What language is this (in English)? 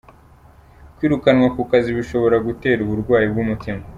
Kinyarwanda